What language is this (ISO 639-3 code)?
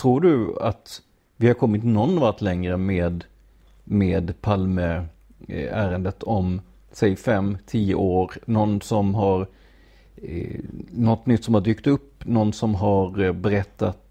swe